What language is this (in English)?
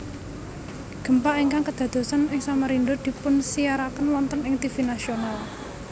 Javanese